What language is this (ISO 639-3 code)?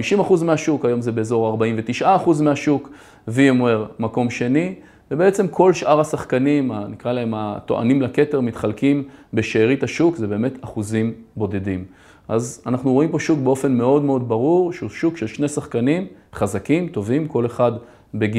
heb